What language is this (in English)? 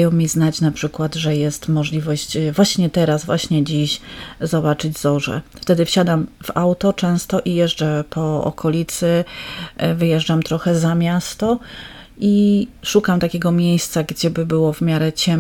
Polish